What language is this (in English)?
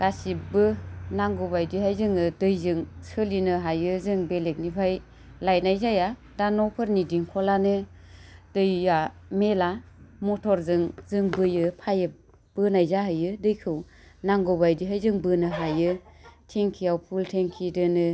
Bodo